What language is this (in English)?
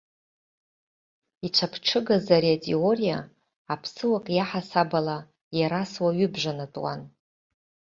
Abkhazian